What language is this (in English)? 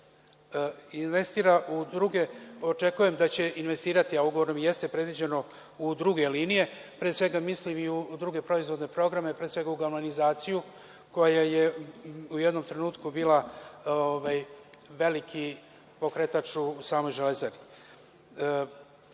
Serbian